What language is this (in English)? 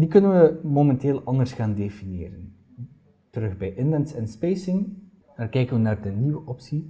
Dutch